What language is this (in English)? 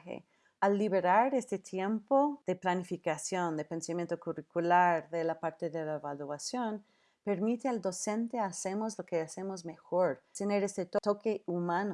Spanish